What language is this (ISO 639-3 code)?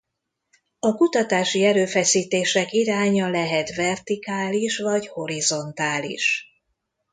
hun